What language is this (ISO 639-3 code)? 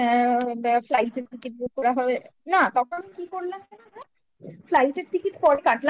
ben